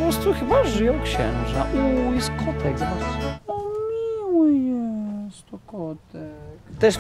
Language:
Polish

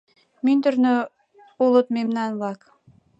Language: Mari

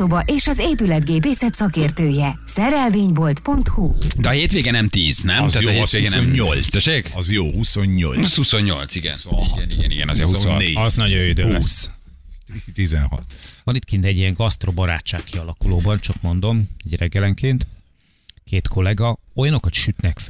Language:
Hungarian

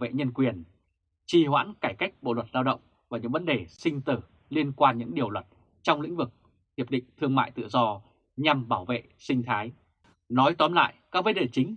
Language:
Vietnamese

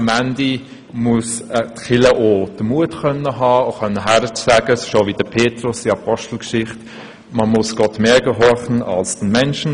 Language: Swiss German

